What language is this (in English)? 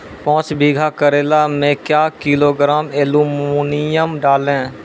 Maithili